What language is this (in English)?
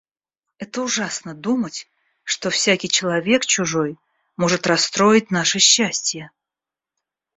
Russian